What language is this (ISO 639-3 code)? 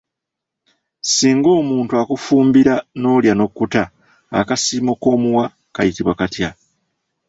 lug